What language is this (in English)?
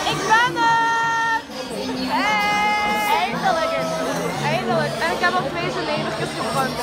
Dutch